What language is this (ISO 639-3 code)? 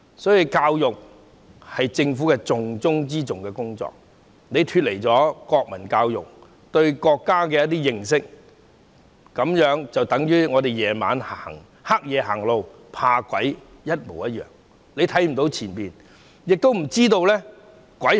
yue